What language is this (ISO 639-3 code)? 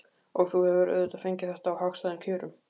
isl